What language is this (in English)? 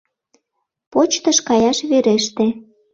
Mari